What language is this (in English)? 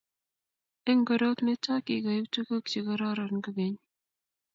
Kalenjin